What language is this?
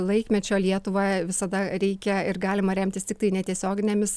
Lithuanian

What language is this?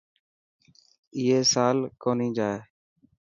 Dhatki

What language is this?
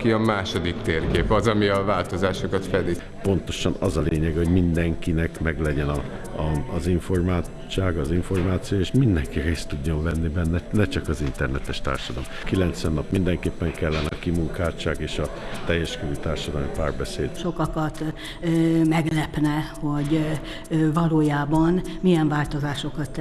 Hungarian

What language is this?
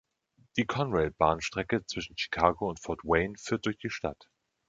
German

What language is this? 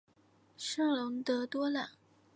Chinese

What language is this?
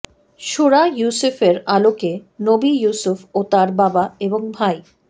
Bangla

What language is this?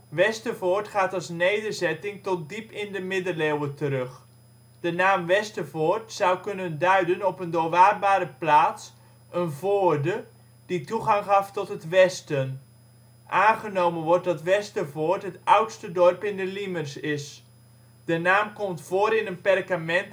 Dutch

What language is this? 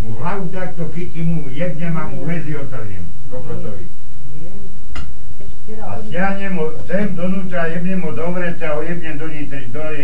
Slovak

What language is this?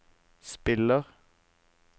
Norwegian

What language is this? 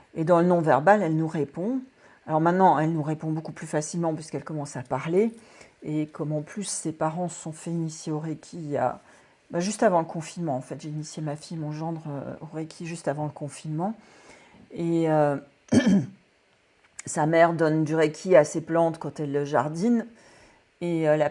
French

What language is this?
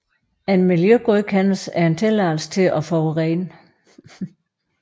Danish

